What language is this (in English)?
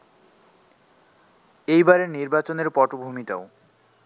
Bangla